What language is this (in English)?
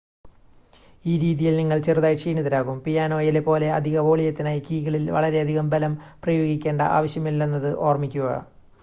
Malayalam